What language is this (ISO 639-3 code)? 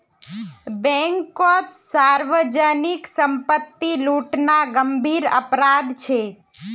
mag